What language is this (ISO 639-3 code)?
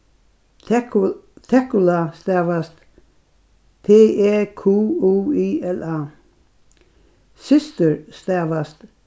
fao